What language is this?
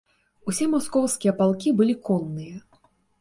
Belarusian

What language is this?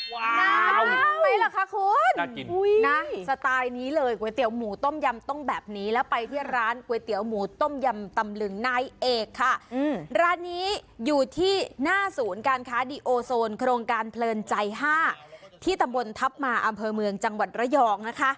Thai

